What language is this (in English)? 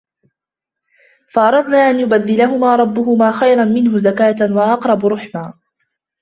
Arabic